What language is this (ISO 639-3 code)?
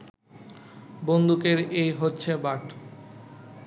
ben